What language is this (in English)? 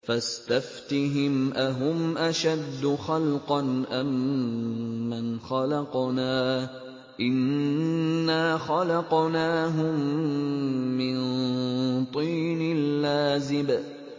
Arabic